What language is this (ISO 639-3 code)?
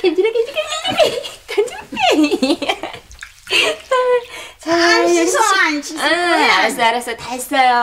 kor